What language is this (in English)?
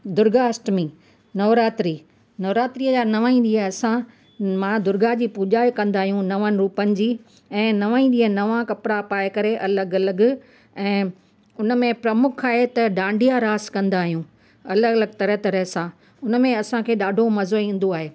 Sindhi